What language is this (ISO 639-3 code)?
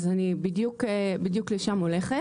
heb